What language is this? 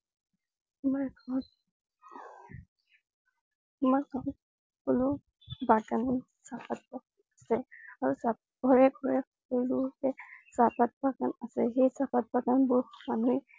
Assamese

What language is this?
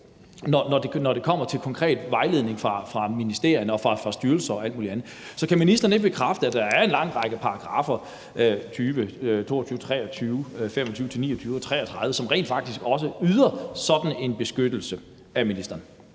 Danish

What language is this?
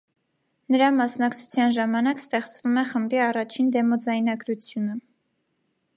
Armenian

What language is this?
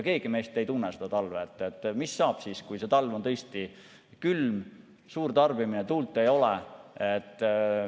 Estonian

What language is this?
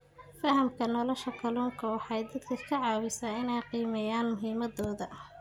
Somali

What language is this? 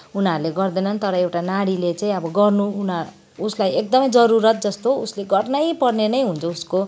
Nepali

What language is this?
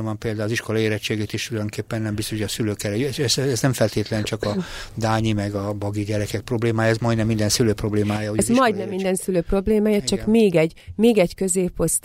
Hungarian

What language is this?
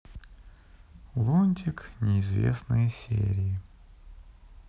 Russian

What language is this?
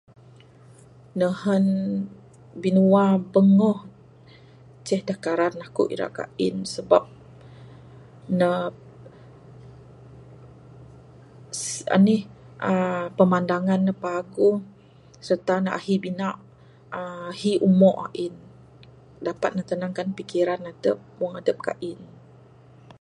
Bukar-Sadung Bidayuh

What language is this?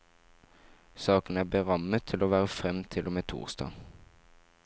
Norwegian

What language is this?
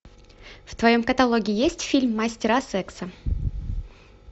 Russian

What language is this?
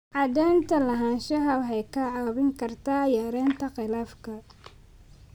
Somali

